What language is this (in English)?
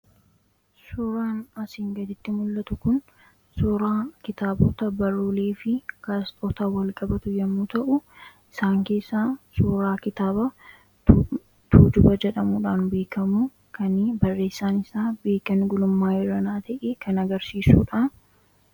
Oromo